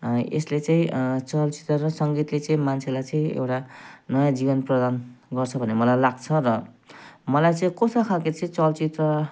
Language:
Nepali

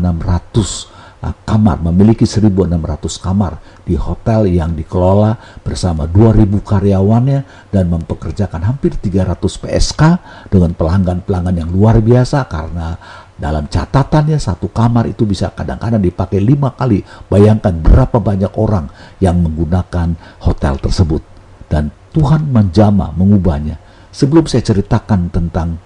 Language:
Indonesian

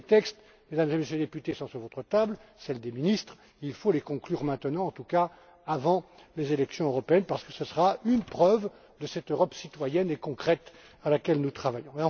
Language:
French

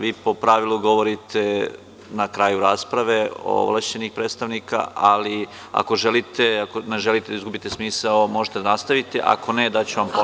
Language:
Serbian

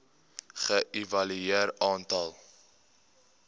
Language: Afrikaans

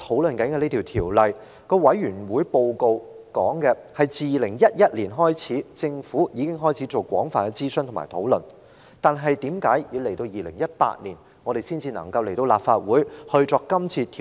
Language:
Cantonese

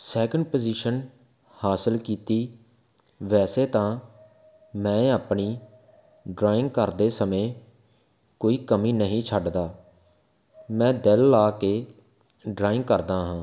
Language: Punjabi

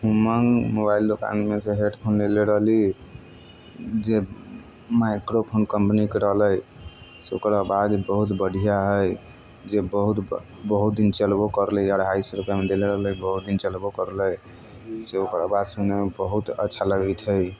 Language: Maithili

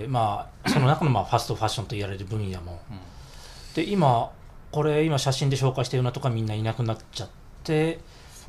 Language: Japanese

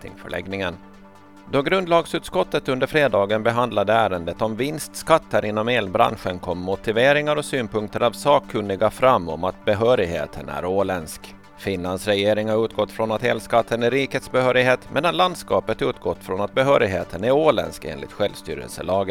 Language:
Swedish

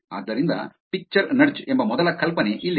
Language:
Kannada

